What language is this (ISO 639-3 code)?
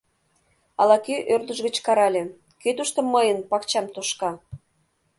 chm